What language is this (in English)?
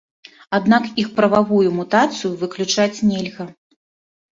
Belarusian